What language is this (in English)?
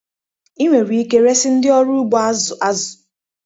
Igbo